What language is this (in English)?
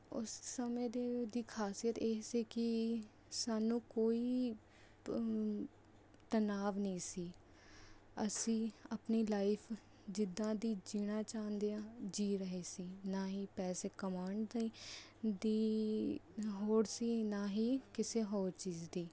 Punjabi